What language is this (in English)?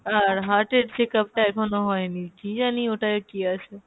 Bangla